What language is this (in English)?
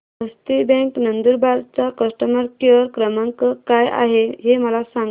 Marathi